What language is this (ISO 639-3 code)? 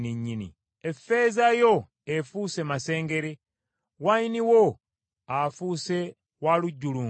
lug